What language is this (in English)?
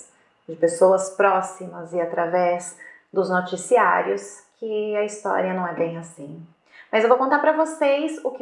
Portuguese